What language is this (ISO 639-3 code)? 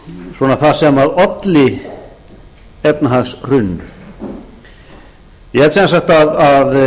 isl